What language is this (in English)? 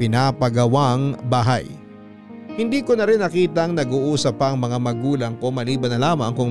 Filipino